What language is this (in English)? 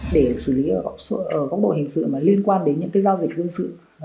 Vietnamese